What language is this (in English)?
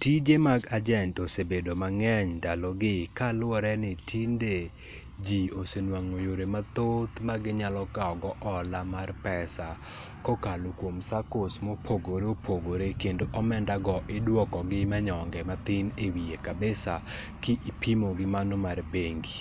Luo (Kenya and Tanzania)